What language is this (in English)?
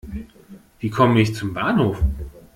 German